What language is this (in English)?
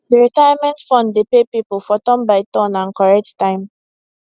Nigerian Pidgin